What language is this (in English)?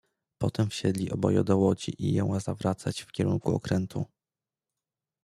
Polish